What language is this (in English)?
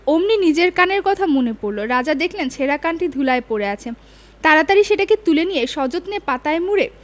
Bangla